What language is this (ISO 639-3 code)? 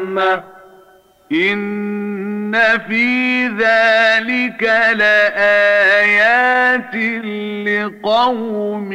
ara